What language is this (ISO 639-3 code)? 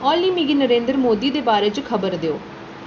doi